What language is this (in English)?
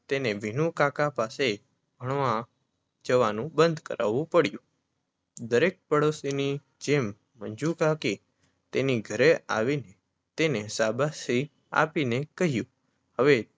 Gujarati